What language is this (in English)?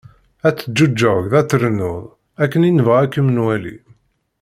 Kabyle